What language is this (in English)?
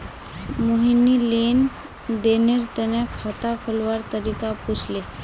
Magahi